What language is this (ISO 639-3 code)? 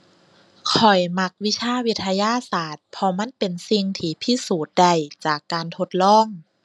tha